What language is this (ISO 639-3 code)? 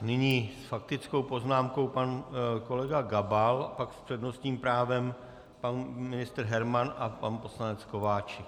ces